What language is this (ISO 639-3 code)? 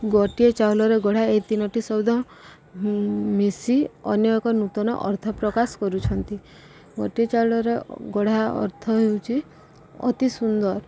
ori